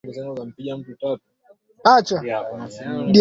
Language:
Swahili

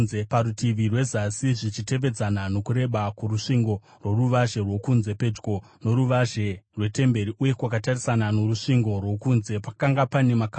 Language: Shona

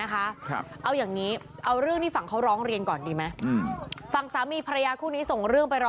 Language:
Thai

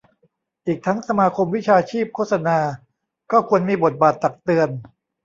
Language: Thai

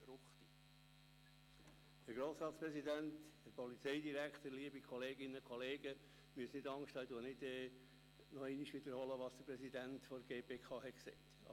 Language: Swiss German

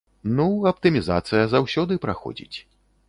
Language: Belarusian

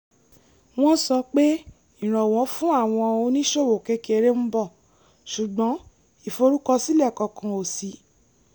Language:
Yoruba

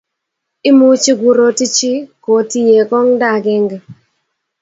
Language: Kalenjin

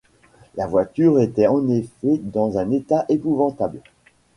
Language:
French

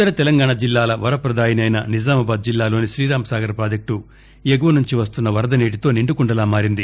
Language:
Telugu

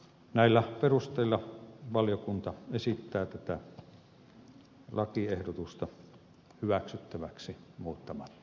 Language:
Finnish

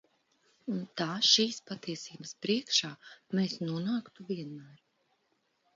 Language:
Latvian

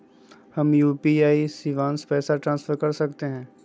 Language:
Magahi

